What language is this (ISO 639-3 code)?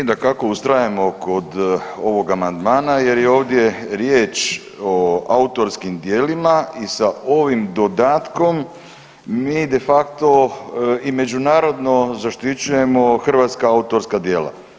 hrv